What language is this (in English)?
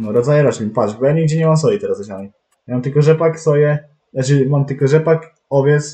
Polish